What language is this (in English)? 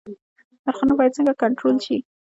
Pashto